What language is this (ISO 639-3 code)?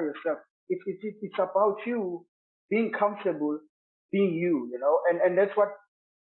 eng